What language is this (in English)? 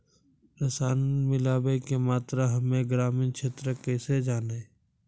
Maithili